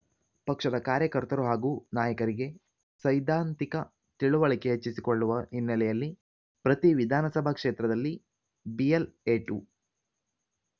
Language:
Kannada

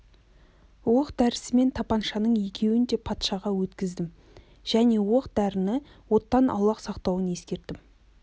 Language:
Kazakh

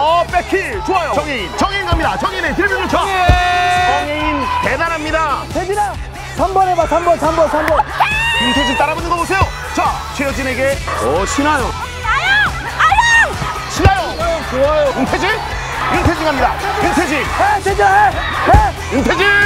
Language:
Korean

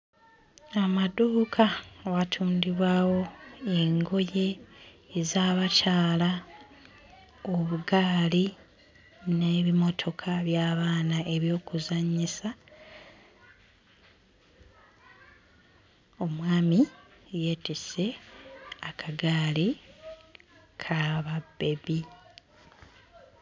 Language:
Ganda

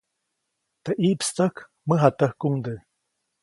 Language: Copainalá Zoque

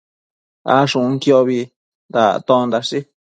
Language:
Matsés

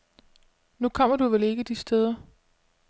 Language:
Danish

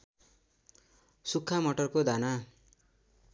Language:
Nepali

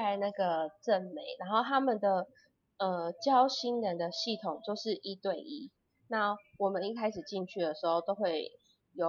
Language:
Chinese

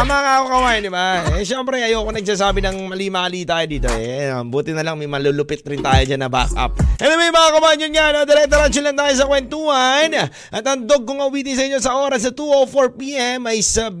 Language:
Filipino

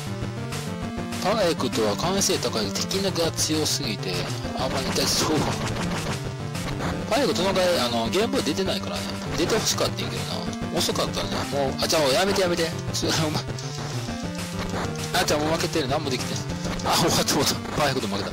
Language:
Japanese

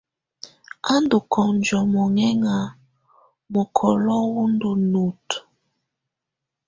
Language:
Tunen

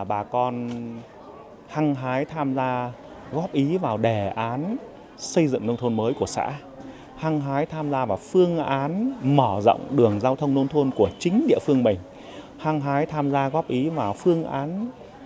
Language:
Vietnamese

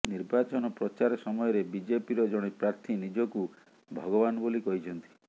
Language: Odia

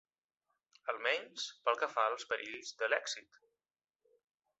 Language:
Catalan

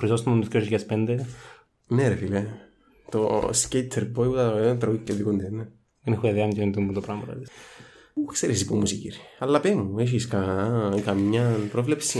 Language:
Greek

